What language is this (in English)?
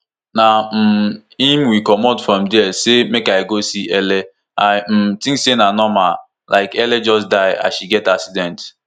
Nigerian Pidgin